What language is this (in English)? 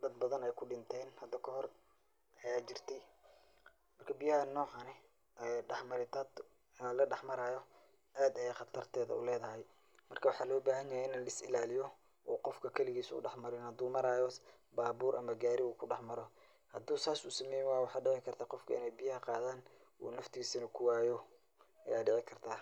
Somali